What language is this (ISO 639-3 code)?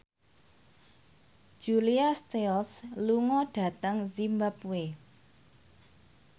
jav